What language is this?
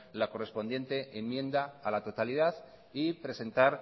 Spanish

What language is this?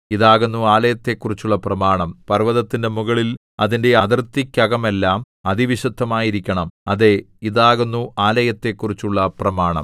Malayalam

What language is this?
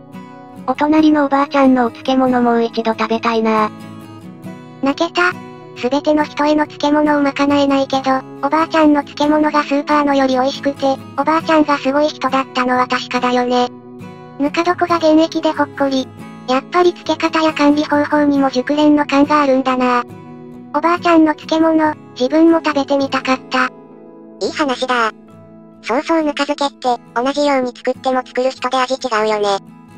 Japanese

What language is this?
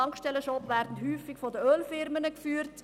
Swiss German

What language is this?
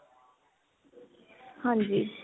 Punjabi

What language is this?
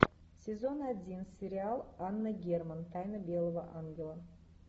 Russian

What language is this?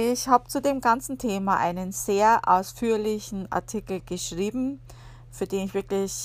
German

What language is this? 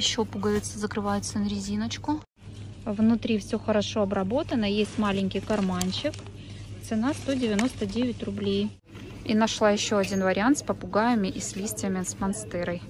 Russian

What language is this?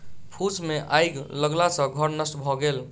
Maithili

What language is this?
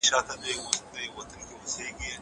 Pashto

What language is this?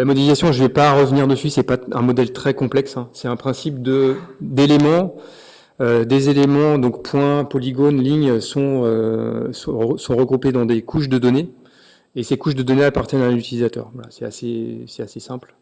French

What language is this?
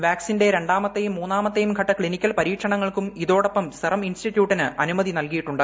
Malayalam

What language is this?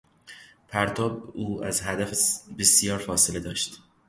Persian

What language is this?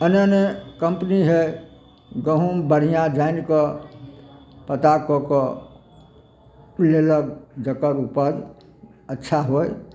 Maithili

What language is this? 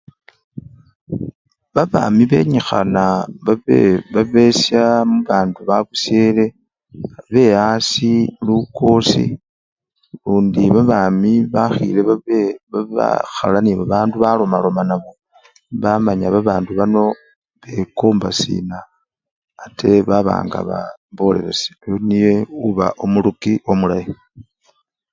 Luyia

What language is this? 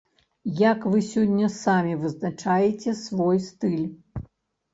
Belarusian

